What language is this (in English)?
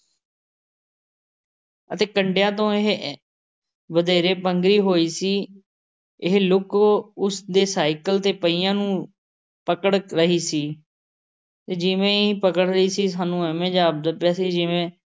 Punjabi